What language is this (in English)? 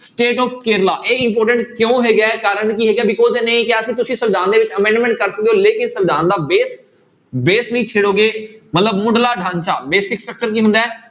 Punjabi